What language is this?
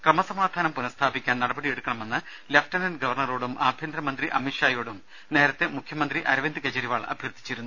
Malayalam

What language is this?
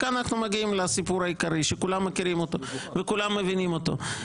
Hebrew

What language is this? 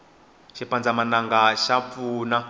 Tsonga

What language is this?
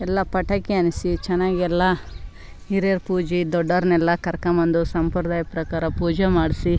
Kannada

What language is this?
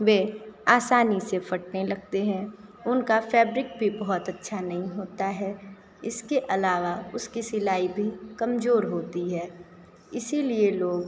Hindi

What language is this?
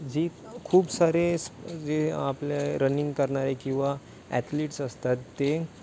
Marathi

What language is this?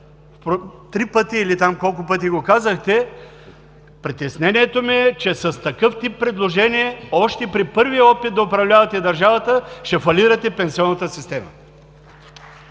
Bulgarian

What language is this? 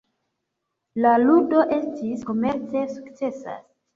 Esperanto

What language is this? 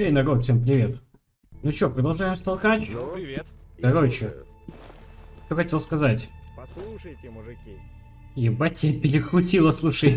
Russian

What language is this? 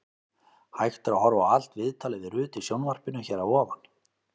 Icelandic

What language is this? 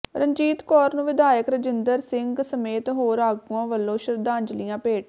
Punjabi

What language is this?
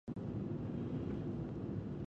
Pashto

